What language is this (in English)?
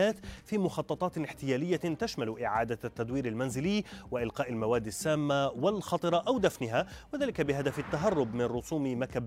Arabic